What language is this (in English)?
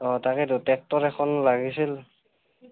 Assamese